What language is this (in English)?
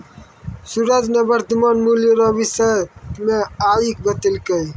Maithili